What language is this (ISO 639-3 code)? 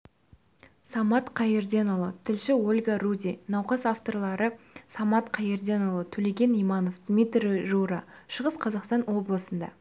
kaz